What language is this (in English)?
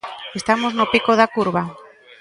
Galician